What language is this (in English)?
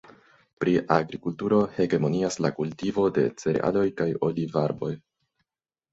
Esperanto